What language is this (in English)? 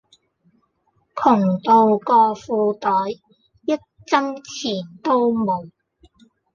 Cantonese